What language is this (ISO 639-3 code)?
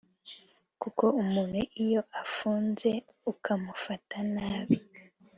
kin